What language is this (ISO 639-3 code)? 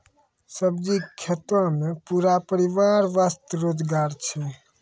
mai